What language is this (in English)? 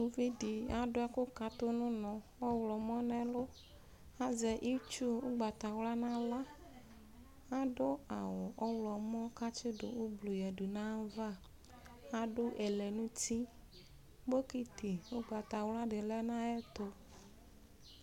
Ikposo